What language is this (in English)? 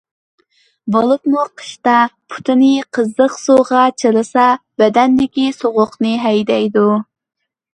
Uyghur